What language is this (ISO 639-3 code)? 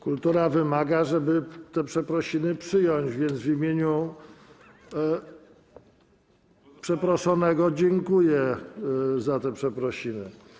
pol